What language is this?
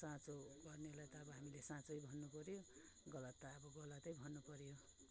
Nepali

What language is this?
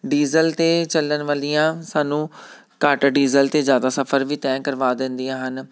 Punjabi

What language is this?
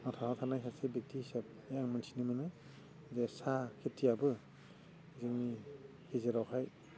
Bodo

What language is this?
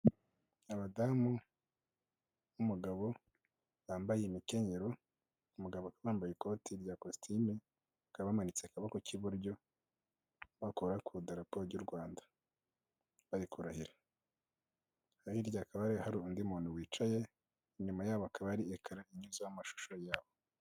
Kinyarwanda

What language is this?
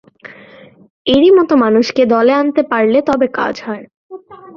Bangla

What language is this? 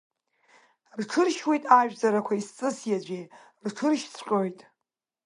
Abkhazian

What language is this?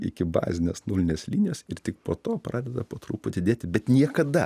Lithuanian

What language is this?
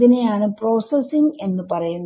Malayalam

